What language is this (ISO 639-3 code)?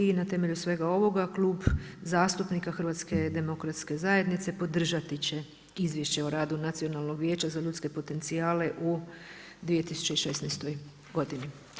hrv